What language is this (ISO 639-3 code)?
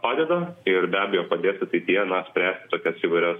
lit